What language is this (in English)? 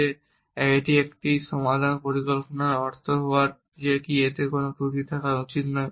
Bangla